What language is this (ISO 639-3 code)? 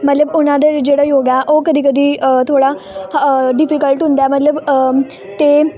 pan